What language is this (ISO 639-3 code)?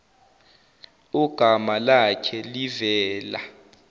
zul